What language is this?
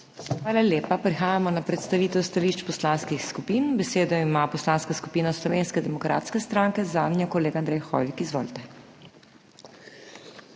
Slovenian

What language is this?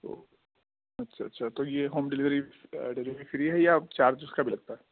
Urdu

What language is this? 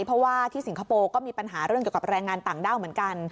Thai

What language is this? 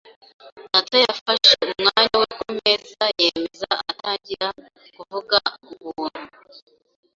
Kinyarwanda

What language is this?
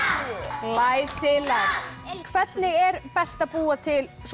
Icelandic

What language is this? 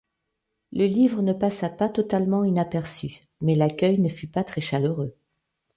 French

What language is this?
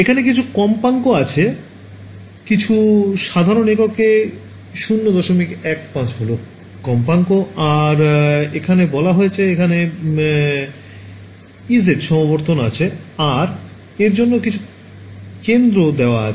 Bangla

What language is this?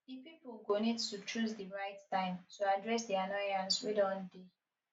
Nigerian Pidgin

